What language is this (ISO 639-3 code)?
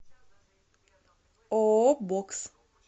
rus